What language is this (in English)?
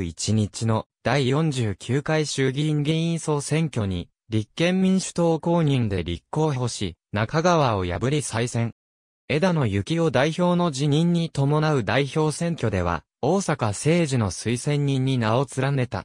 Japanese